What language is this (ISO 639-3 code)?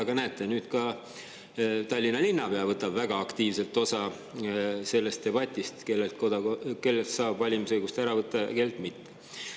est